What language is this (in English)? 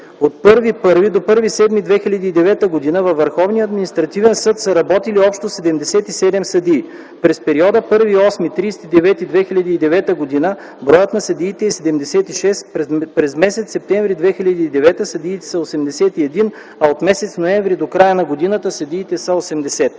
Bulgarian